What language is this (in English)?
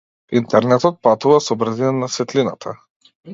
Macedonian